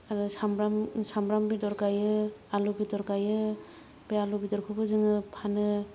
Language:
Bodo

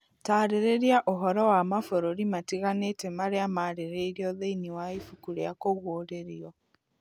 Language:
Kikuyu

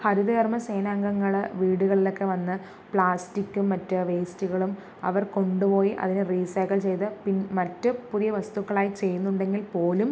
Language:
Malayalam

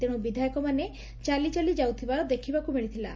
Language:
Odia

